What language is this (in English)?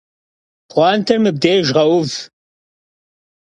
Kabardian